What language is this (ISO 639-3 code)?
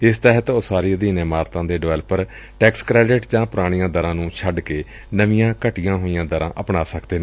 pan